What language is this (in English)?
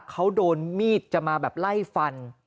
Thai